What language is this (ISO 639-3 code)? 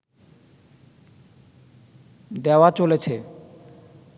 ben